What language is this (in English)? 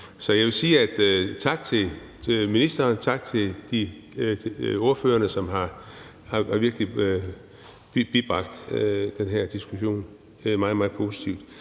Danish